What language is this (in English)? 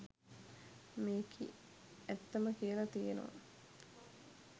Sinhala